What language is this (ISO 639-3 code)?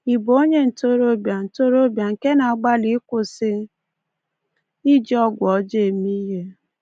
ibo